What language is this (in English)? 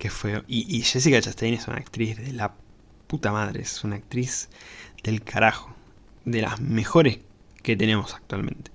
Spanish